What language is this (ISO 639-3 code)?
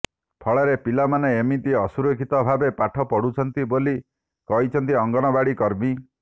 ori